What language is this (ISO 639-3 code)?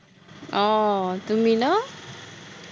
asm